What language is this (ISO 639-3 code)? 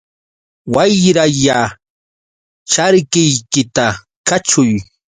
qux